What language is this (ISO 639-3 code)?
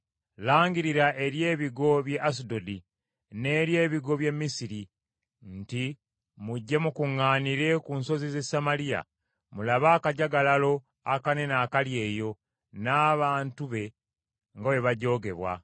lug